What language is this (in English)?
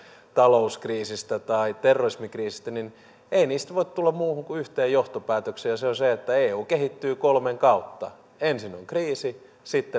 Finnish